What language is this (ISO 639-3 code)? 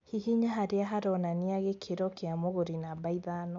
kik